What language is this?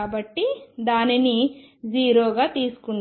Telugu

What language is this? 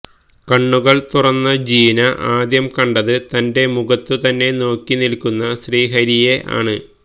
Malayalam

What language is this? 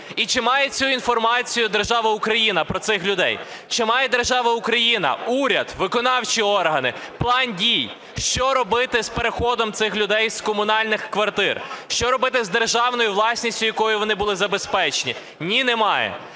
Ukrainian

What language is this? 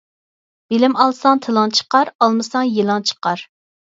Uyghur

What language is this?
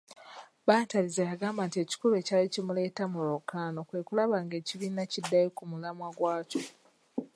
Ganda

